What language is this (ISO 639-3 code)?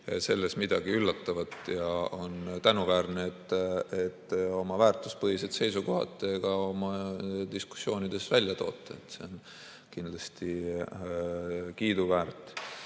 est